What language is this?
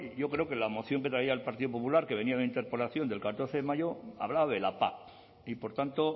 Spanish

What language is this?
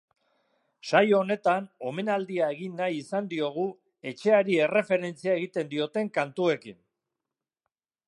Basque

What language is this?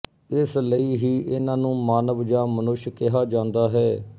Punjabi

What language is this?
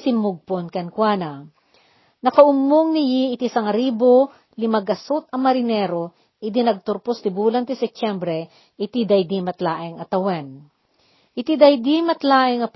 Filipino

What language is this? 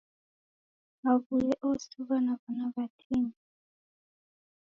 Taita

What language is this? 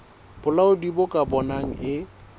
Southern Sotho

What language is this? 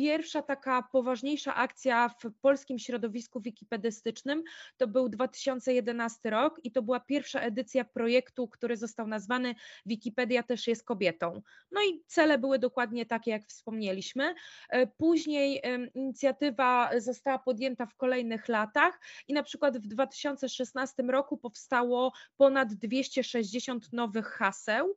Polish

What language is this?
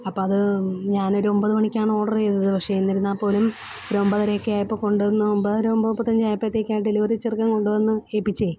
Malayalam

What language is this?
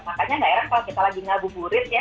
Indonesian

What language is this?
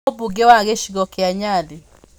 Kikuyu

